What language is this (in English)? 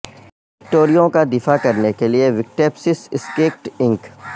Urdu